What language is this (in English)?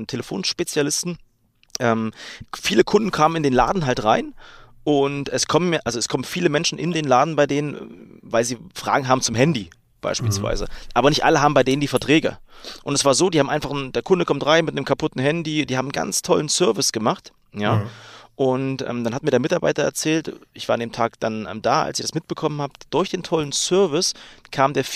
German